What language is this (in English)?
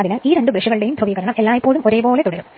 Malayalam